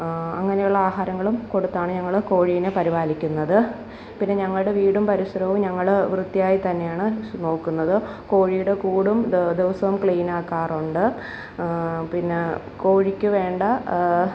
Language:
Malayalam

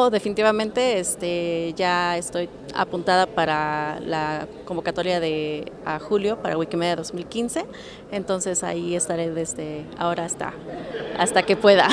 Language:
Spanish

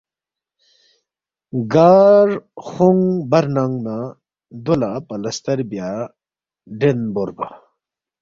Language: Balti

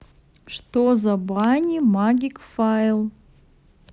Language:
Russian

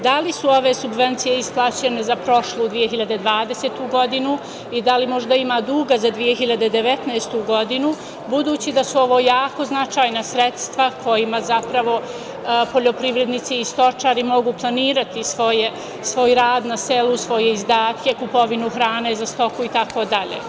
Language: Serbian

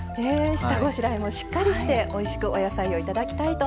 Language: Japanese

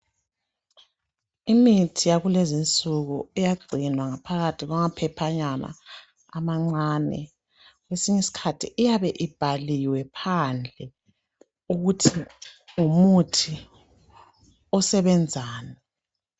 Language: North Ndebele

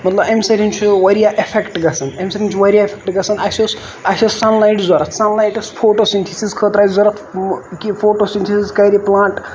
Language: Kashmiri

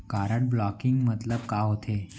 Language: Chhattisgarhi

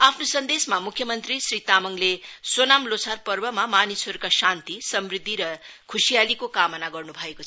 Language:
Nepali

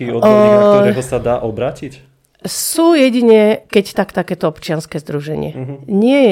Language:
Slovak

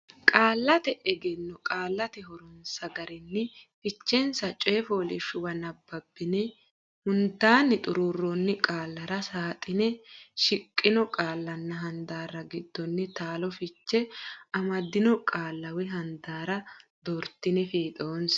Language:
Sidamo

